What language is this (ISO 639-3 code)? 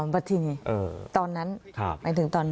tha